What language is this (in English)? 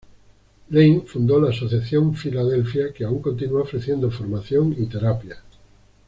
Spanish